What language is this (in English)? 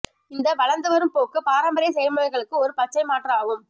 Tamil